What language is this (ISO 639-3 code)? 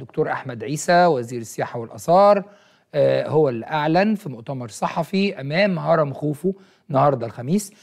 ara